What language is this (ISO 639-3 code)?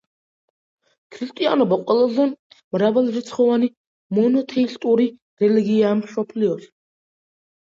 kat